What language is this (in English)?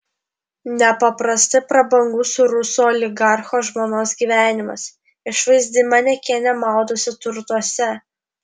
Lithuanian